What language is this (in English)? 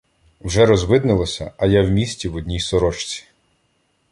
Ukrainian